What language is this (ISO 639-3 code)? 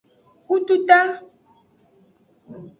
ajg